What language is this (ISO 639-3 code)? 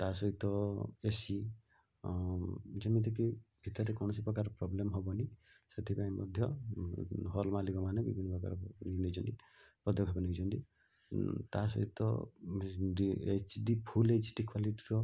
ori